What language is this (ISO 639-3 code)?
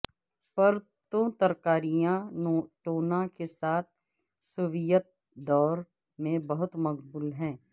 urd